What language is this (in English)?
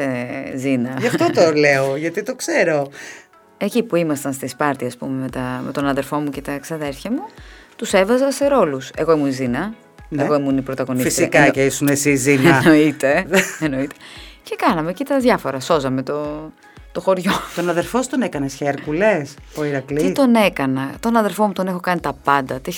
Greek